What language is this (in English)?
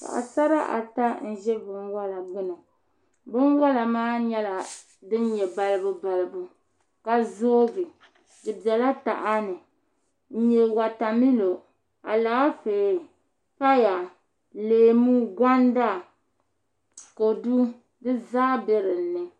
Dagbani